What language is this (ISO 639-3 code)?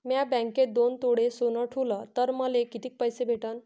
mar